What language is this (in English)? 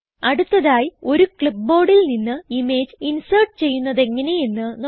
Malayalam